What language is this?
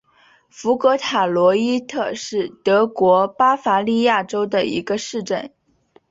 Chinese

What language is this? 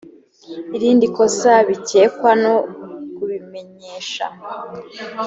Kinyarwanda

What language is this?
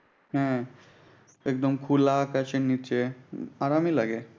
Bangla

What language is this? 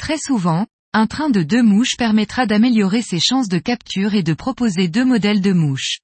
French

